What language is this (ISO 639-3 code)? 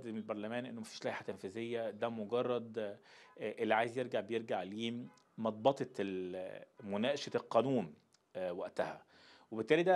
ara